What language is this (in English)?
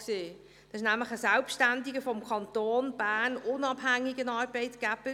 Swiss German